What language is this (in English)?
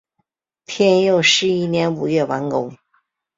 Chinese